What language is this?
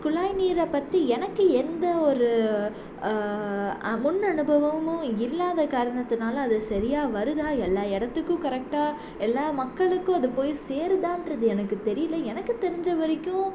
Tamil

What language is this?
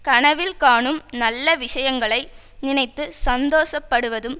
Tamil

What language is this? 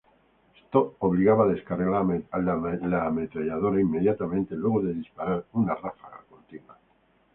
Spanish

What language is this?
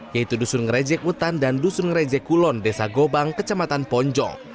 Indonesian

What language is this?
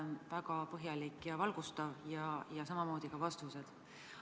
Estonian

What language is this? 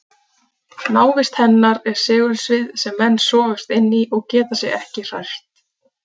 Icelandic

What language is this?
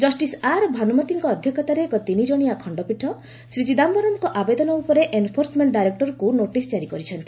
Odia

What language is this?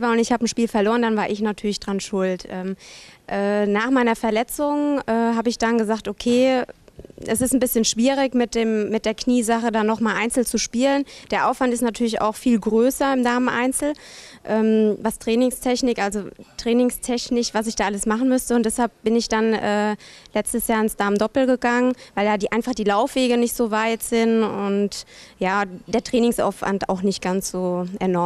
German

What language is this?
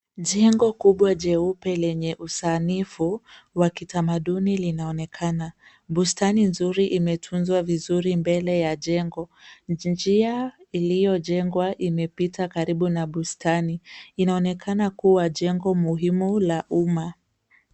Swahili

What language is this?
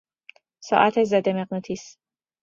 Persian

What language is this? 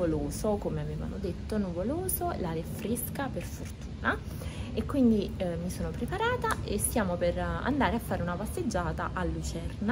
Italian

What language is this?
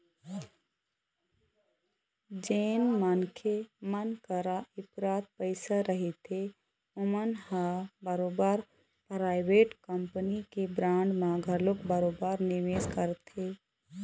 Chhattisgarhi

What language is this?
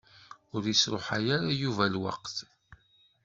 Kabyle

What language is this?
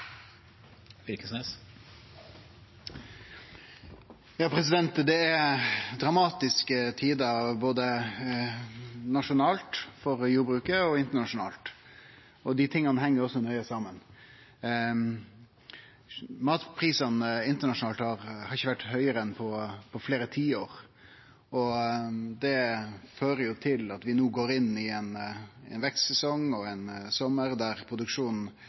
Norwegian Nynorsk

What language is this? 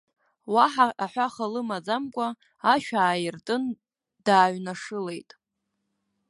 Abkhazian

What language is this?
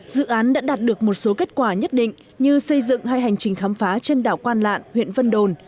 Vietnamese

